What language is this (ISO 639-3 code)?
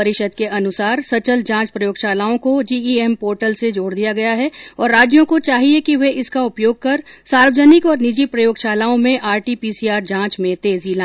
hin